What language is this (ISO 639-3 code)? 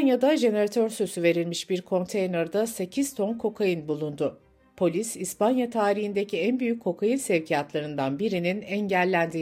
tur